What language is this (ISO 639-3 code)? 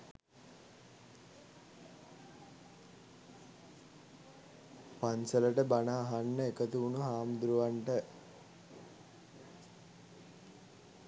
sin